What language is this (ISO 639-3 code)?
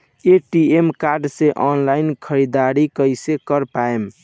bho